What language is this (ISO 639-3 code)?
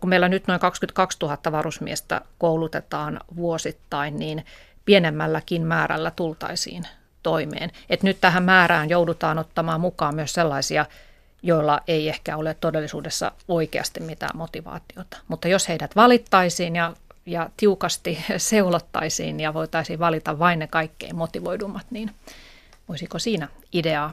fin